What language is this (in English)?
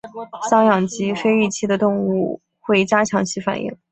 Chinese